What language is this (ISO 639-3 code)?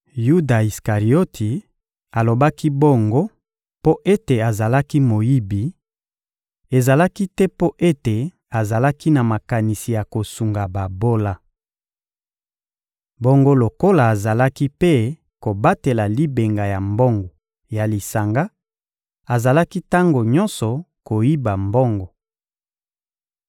lin